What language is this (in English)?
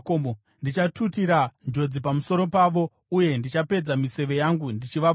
Shona